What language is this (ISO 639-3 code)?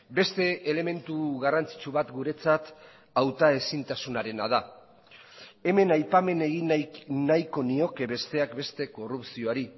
eus